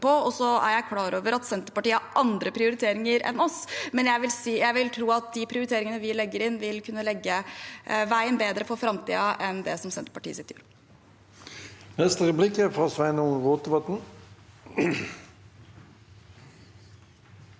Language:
Norwegian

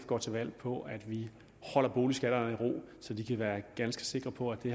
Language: Danish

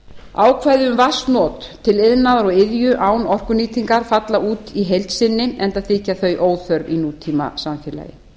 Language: Icelandic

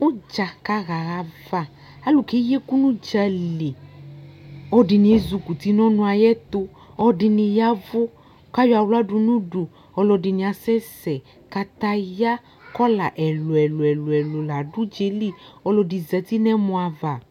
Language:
Ikposo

